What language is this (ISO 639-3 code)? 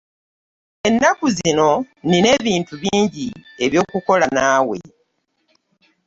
lug